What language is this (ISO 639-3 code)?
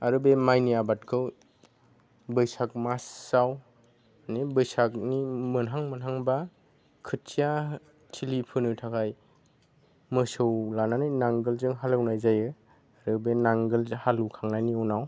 brx